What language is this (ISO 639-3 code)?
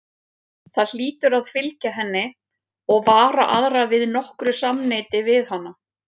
isl